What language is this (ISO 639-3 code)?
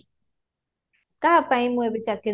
ori